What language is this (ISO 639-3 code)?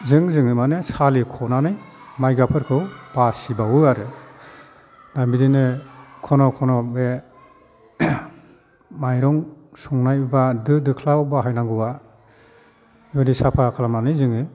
brx